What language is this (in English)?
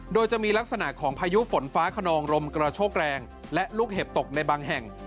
Thai